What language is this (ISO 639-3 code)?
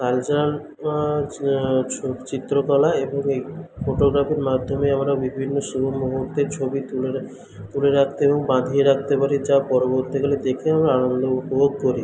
ben